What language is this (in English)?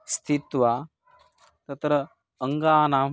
Sanskrit